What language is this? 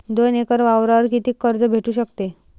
Marathi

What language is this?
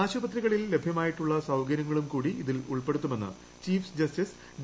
Malayalam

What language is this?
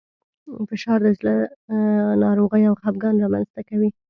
Pashto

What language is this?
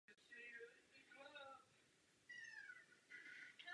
Czech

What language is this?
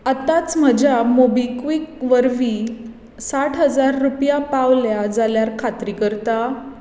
Konkani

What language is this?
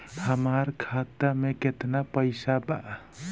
Bhojpuri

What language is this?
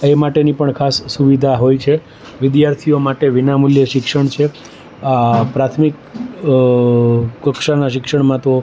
Gujarati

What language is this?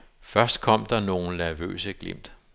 Danish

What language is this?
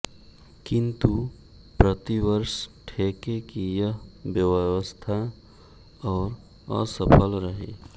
Hindi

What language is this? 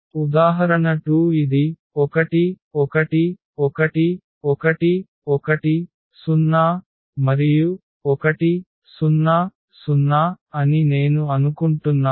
Telugu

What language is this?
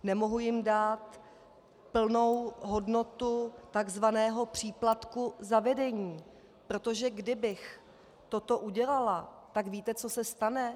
Czech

